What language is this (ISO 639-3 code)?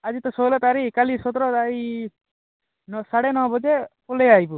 ori